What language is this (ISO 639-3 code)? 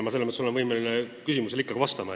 est